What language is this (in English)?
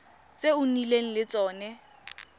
Tswana